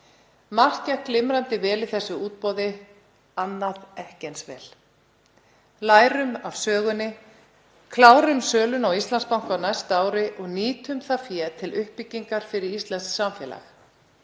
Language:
Icelandic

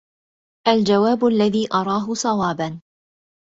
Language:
Arabic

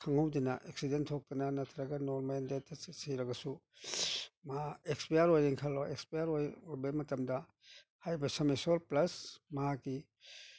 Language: Manipuri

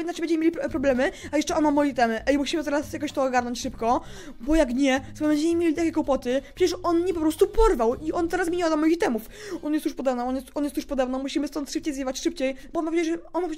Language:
Polish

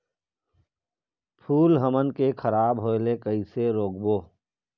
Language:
Chhattisgarhi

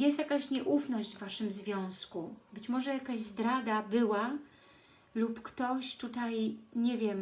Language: Polish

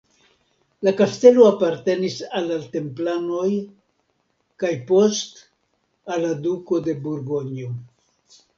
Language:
Esperanto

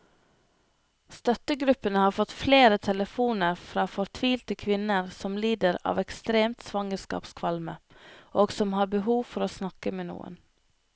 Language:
Norwegian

